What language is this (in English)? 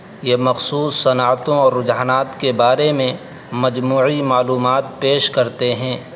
Urdu